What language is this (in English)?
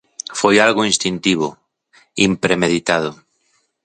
Galician